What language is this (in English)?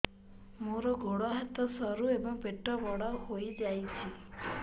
Odia